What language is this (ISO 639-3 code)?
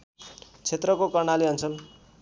nep